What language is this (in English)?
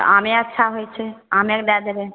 Maithili